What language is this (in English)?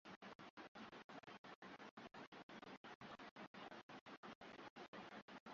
Swahili